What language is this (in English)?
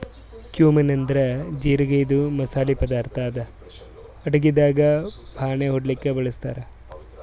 Kannada